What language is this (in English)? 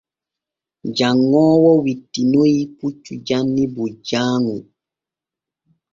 Borgu Fulfulde